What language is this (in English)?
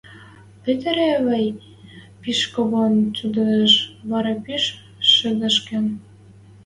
Western Mari